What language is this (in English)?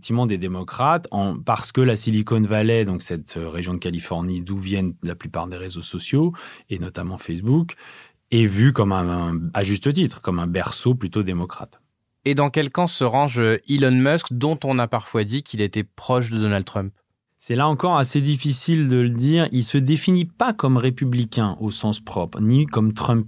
French